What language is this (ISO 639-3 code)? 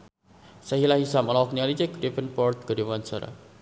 sun